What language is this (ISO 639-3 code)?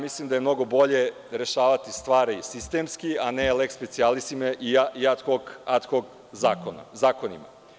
srp